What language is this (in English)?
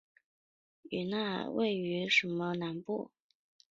Chinese